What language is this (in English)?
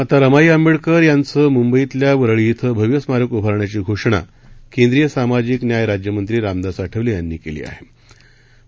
Marathi